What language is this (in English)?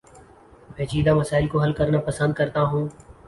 Urdu